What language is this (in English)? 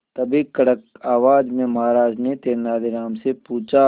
Hindi